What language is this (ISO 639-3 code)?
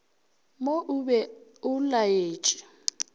nso